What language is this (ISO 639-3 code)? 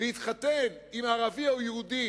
heb